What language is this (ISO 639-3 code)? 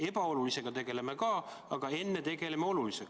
est